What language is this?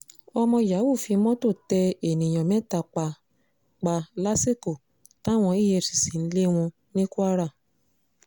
Yoruba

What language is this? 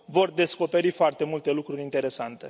Romanian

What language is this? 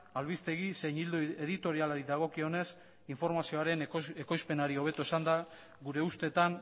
Basque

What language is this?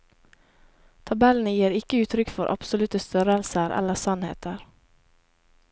Norwegian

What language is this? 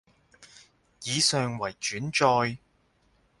Cantonese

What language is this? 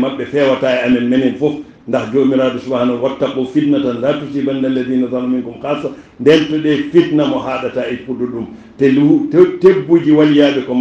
Arabic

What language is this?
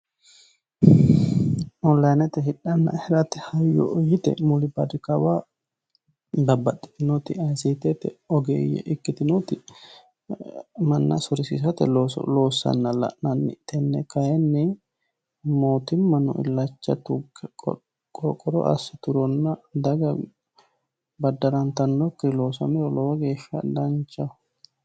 Sidamo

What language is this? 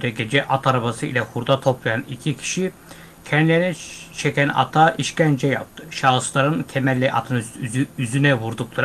Turkish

